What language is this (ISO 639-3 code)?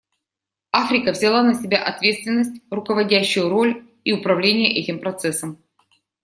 rus